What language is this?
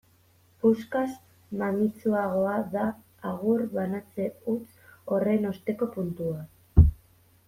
Basque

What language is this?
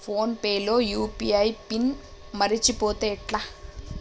Telugu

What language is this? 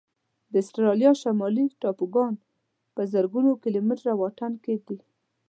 Pashto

